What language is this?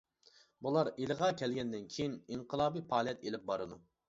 Uyghur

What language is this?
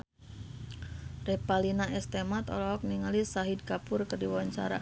Sundanese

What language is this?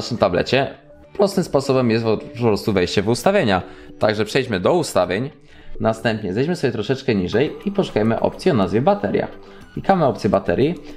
Polish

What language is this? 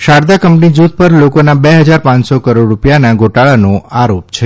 Gujarati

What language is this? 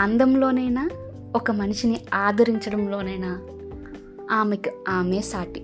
Telugu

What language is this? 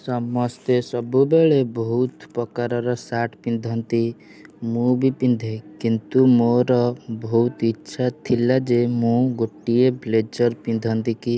Odia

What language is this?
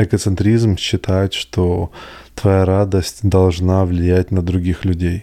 Russian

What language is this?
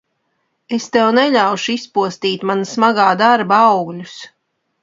Latvian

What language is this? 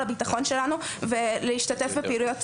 Hebrew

